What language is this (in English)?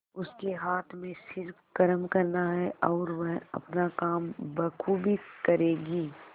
Hindi